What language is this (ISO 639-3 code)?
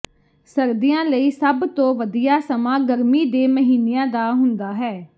pan